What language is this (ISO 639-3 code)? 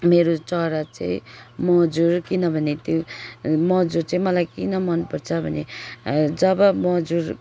nep